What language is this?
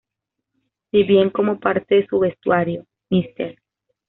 Spanish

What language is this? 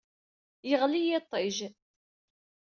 Kabyle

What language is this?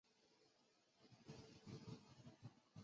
Chinese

